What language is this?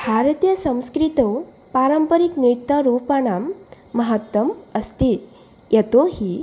Sanskrit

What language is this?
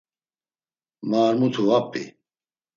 Laz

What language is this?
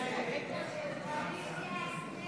Hebrew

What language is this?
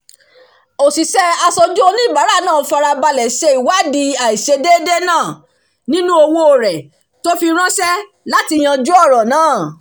Yoruba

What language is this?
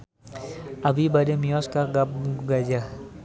Sundanese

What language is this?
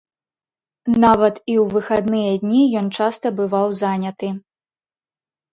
Belarusian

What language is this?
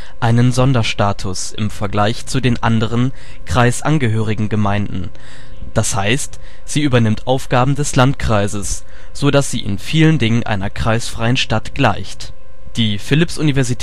German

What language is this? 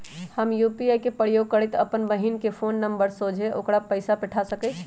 Magahi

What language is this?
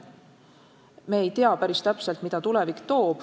Estonian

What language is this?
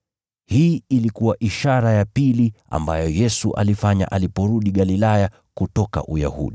Swahili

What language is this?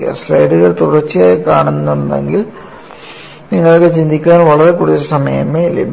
Malayalam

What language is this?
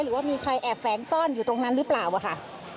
Thai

